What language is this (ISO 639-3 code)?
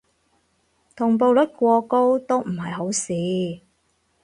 yue